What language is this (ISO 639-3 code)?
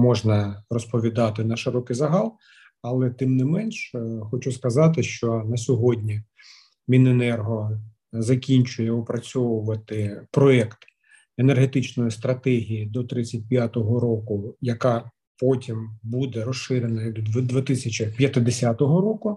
ukr